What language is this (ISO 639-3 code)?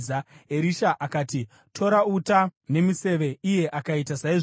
sna